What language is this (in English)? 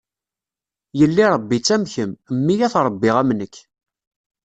Kabyle